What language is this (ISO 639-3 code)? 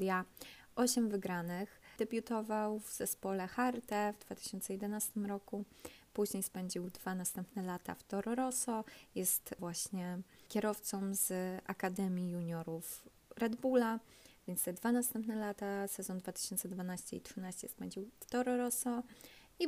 pol